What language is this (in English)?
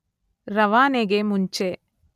Kannada